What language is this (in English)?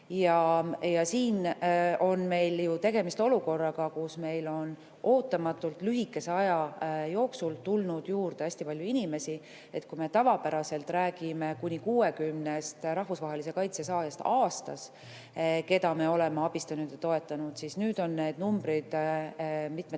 Estonian